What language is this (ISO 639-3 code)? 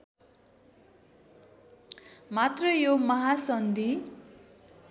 nep